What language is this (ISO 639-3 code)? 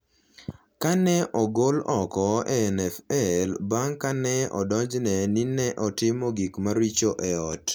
luo